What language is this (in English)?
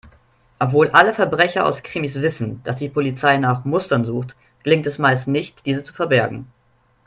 German